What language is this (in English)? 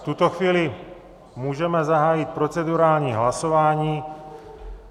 Czech